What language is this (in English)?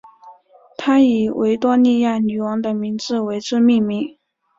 Chinese